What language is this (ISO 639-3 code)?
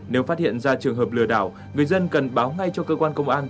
vie